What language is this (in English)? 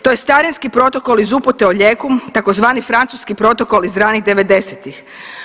Croatian